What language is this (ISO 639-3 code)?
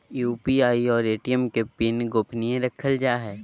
mag